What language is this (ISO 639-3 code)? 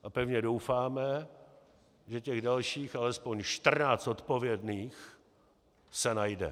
ces